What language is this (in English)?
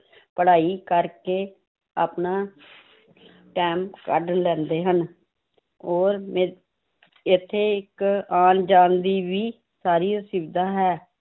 Punjabi